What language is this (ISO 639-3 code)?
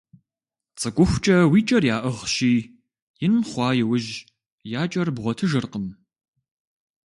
kbd